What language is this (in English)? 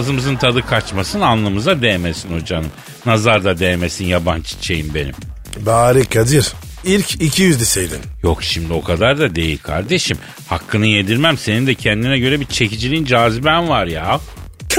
Turkish